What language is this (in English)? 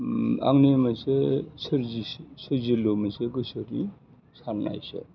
Bodo